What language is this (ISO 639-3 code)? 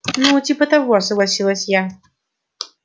rus